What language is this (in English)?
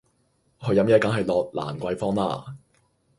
Cantonese